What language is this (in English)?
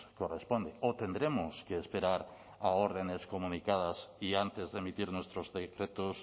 Spanish